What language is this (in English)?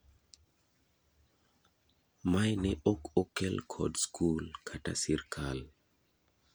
Luo (Kenya and Tanzania)